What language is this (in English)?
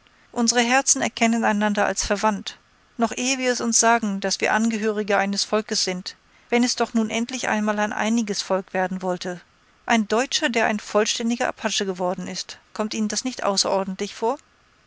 German